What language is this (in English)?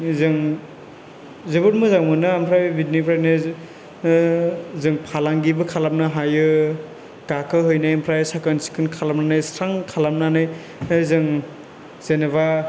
Bodo